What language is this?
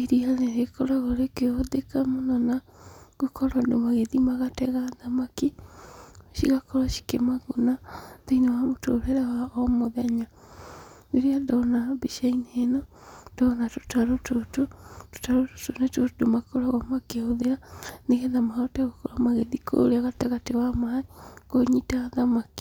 Kikuyu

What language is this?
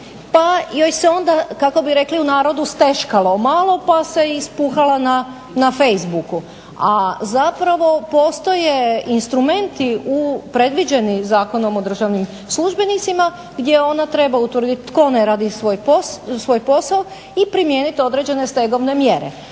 Croatian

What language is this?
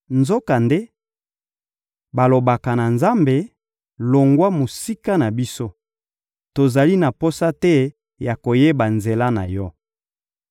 Lingala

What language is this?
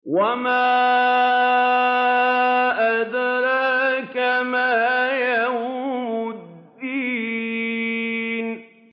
Arabic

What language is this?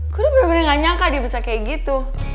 Indonesian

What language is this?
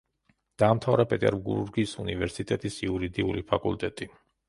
Georgian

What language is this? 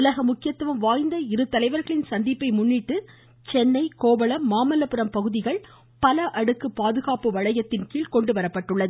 Tamil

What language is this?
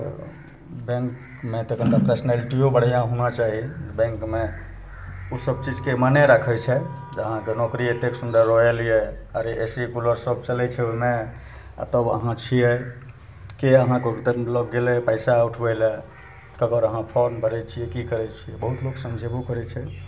Maithili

